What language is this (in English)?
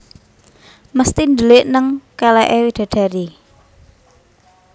Javanese